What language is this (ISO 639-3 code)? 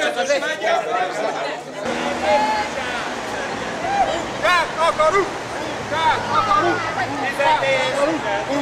hun